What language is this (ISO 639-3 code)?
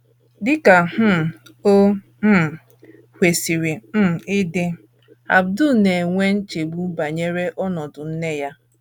ibo